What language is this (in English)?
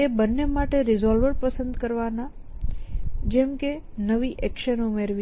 Gujarati